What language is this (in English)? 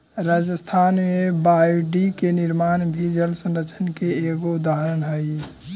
Magahi